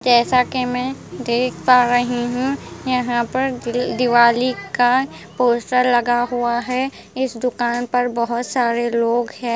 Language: Hindi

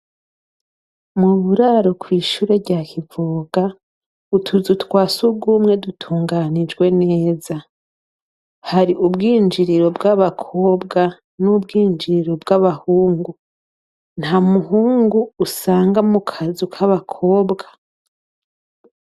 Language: Rundi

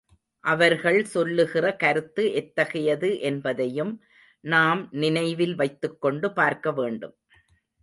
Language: Tamil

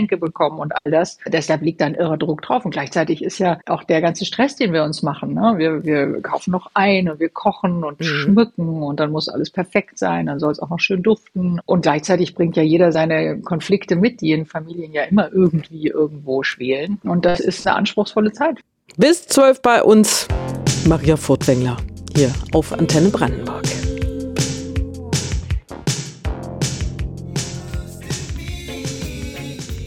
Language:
German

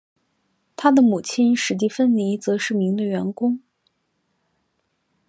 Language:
Chinese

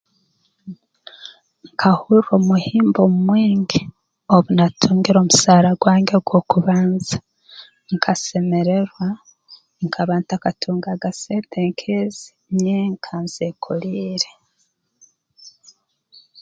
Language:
Tooro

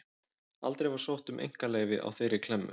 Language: Icelandic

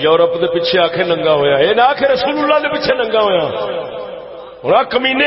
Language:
Urdu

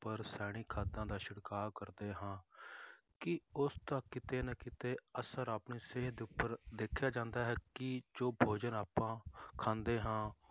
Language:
Punjabi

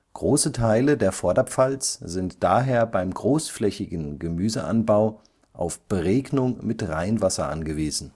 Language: German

